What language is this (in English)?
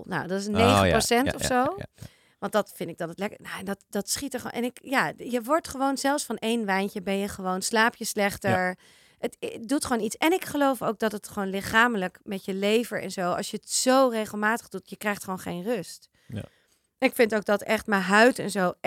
Dutch